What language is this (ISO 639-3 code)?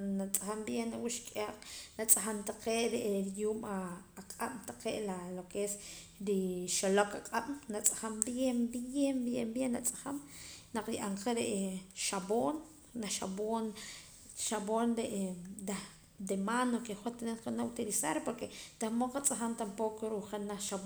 poc